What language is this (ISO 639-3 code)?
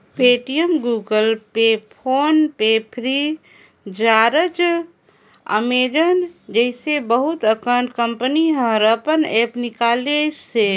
hne